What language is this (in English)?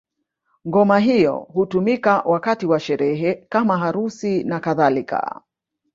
Swahili